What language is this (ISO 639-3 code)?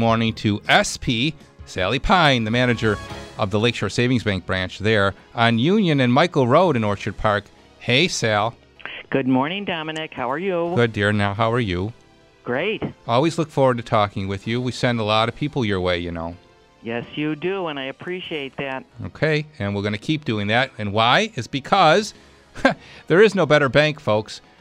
eng